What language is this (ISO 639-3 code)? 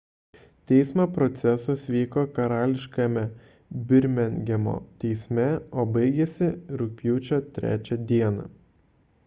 lit